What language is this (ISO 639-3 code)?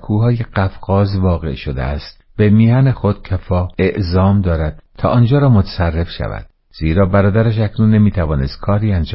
fas